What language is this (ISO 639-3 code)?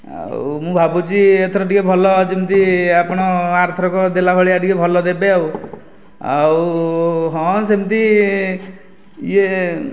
ori